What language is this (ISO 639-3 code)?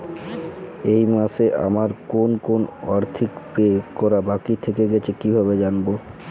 ben